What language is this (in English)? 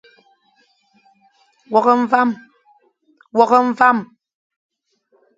Fang